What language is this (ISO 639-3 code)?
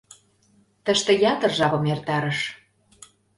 chm